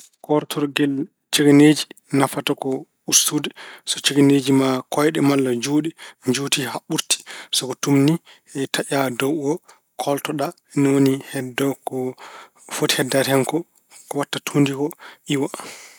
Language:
Fula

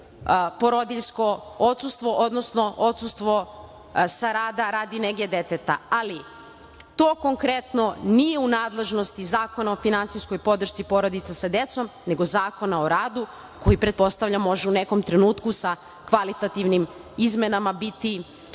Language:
Serbian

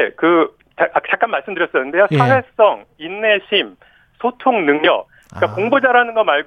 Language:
Korean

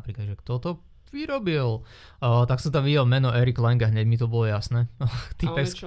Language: Slovak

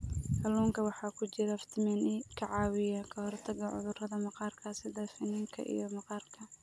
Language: Somali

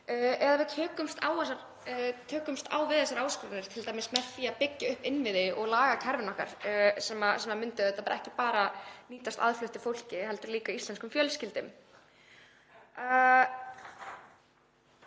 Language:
Icelandic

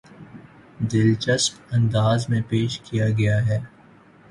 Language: Urdu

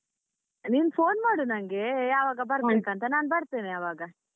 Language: Kannada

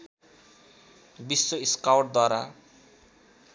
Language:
Nepali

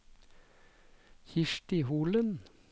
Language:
Norwegian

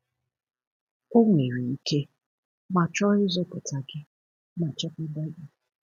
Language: Igbo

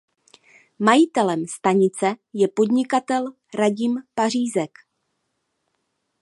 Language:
Czech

